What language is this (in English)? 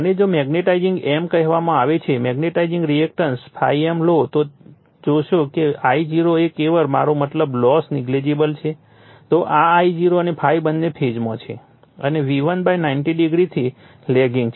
Gujarati